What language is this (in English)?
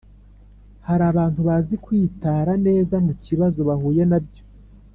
Kinyarwanda